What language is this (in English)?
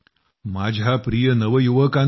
Marathi